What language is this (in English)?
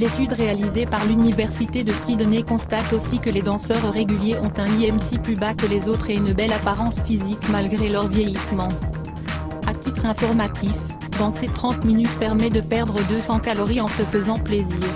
French